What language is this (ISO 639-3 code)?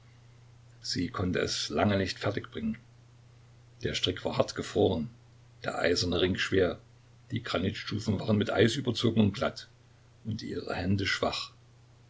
deu